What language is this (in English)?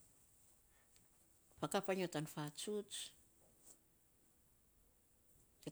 Saposa